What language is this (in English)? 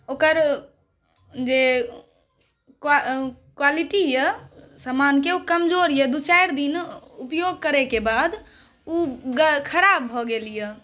Maithili